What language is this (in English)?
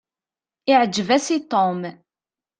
Kabyle